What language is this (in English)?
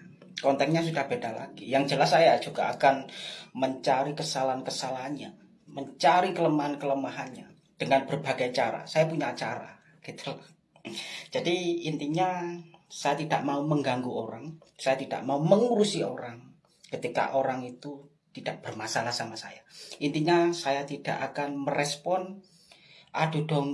Indonesian